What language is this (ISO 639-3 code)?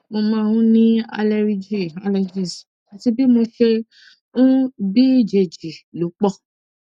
yor